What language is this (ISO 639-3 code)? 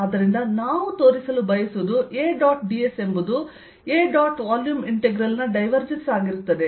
kan